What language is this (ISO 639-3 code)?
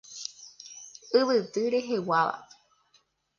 grn